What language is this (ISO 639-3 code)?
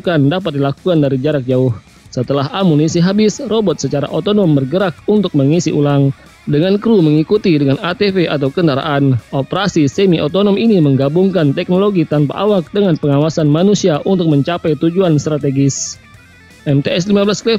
ind